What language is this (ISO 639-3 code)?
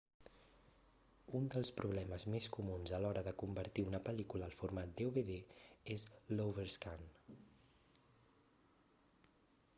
cat